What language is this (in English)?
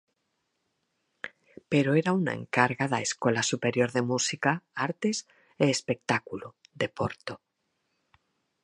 Galician